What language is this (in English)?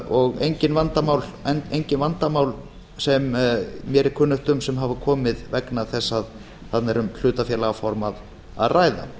Icelandic